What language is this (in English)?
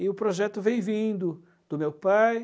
Portuguese